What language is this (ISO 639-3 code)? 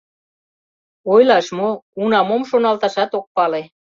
chm